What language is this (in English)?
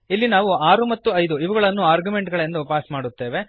Kannada